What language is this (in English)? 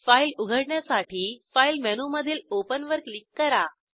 Marathi